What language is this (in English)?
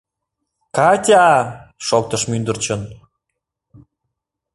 Mari